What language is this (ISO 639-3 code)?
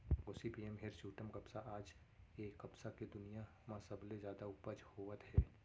hne